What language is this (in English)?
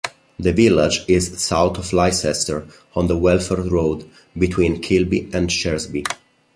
English